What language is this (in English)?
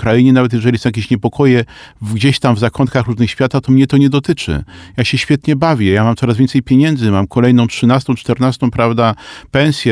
Polish